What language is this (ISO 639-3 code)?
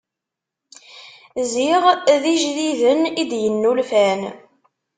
kab